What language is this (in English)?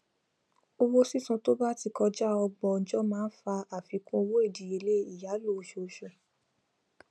Yoruba